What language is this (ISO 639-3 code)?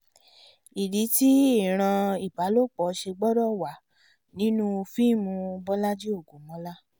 yor